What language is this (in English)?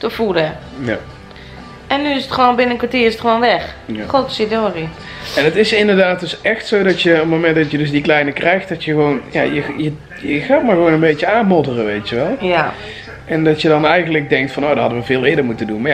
Dutch